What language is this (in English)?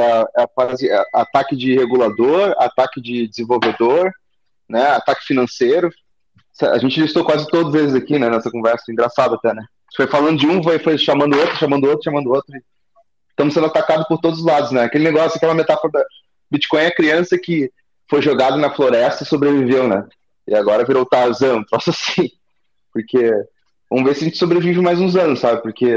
Portuguese